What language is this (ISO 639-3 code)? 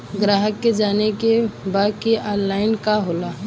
bho